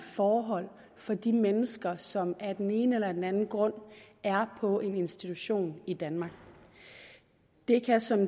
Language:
Danish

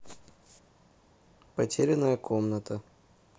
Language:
Russian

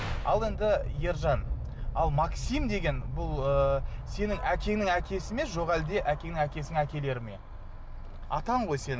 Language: Kazakh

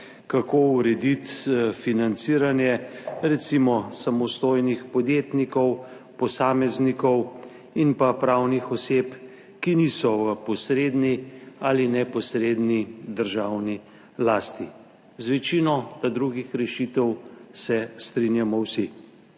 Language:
Slovenian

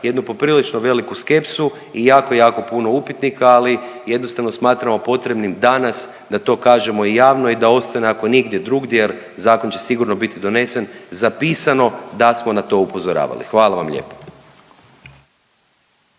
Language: Croatian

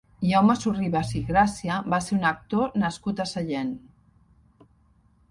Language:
Catalan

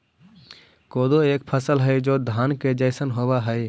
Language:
Magahi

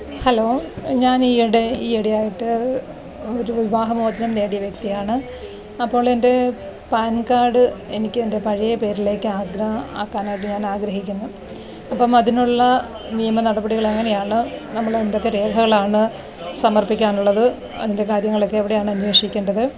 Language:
Malayalam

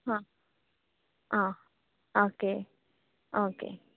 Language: Konkani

